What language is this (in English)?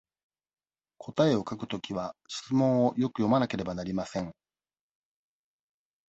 Japanese